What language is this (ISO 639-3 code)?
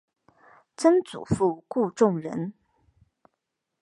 zho